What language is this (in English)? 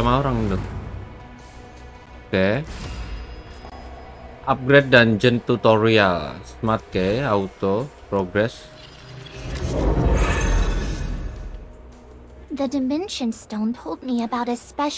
Indonesian